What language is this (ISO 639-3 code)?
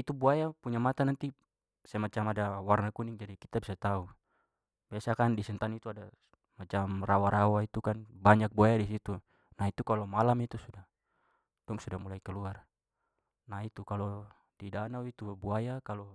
pmy